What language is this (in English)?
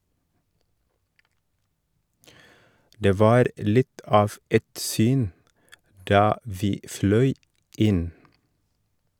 Norwegian